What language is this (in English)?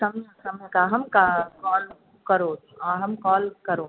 Sanskrit